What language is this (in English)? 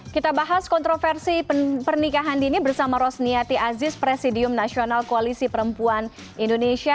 Indonesian